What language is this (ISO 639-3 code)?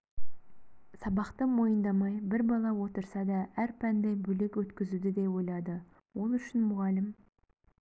kaz